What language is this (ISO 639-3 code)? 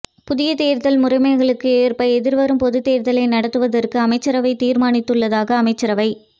tam